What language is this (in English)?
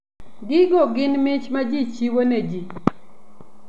Luo (Kenya and Tanzania)